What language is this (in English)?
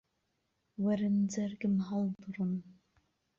Central Kurdish